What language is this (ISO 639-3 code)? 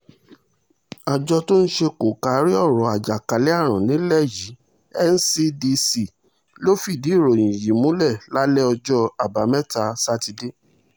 yor